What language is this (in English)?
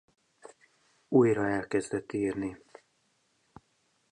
Hungarian